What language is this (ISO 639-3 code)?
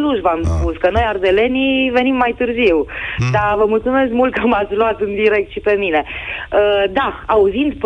ron